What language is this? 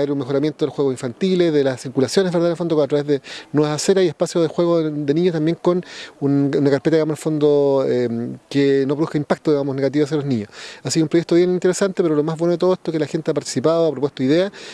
Spanish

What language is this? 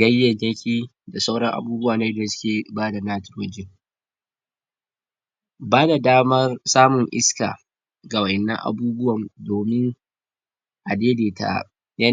Hausa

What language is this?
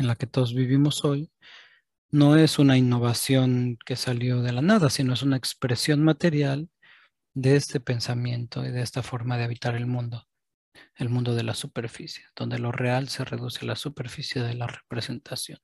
Spanish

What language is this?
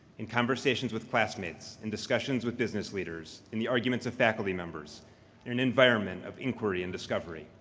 English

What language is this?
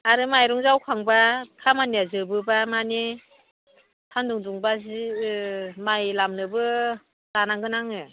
Bodo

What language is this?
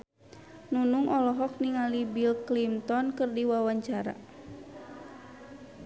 Sundanese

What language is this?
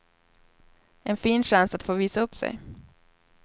Swedish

